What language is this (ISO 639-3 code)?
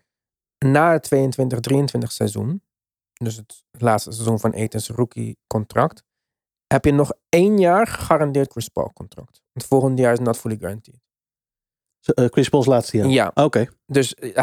nld